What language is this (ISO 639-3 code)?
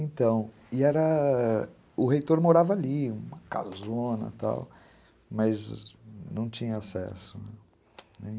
por